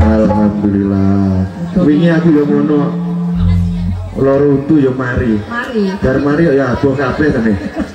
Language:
Indonesian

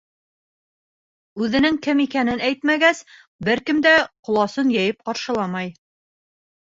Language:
Bashkir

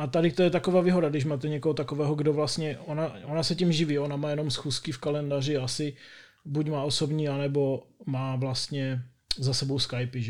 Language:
Czech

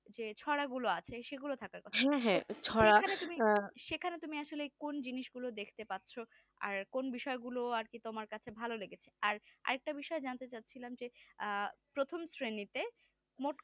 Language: Bangla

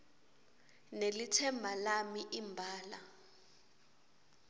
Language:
Swati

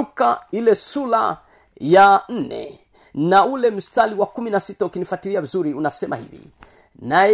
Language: Swahili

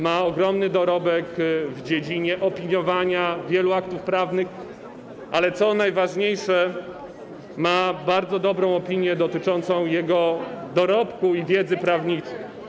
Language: Polish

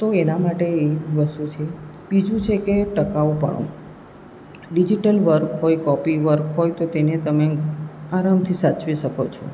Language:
Gujarati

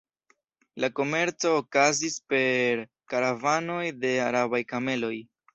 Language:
Esperanto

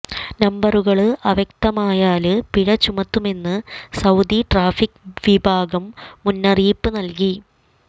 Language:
Malayalam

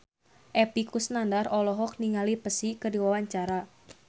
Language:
Sundanese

